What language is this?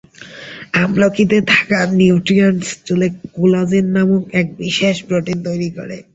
Bangla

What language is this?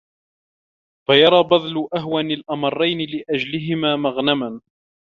Arabic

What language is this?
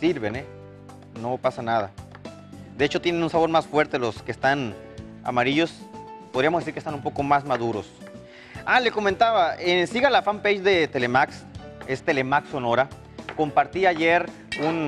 Spanish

